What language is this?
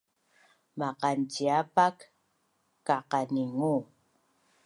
Bunun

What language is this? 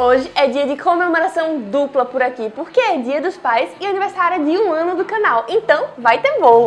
Portuguese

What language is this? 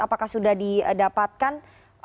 Indonesian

